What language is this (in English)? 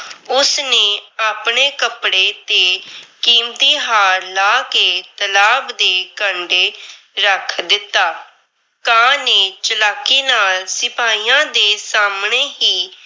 Punjabi